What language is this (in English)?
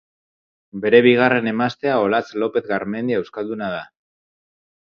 Basque